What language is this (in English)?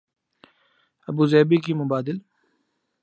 Urdu